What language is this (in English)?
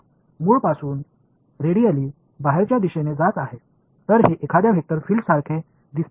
Marathi